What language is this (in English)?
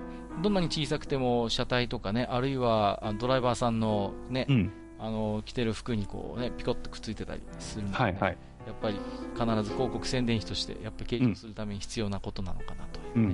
Japanese